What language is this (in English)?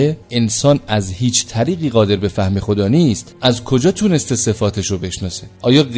Persian